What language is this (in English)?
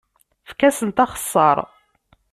Kabyle